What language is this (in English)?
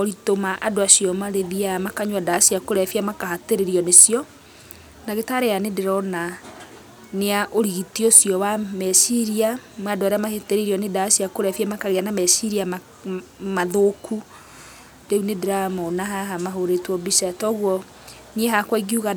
Kikuyu